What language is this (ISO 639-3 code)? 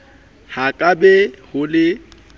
sot